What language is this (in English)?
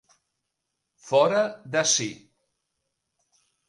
Catalan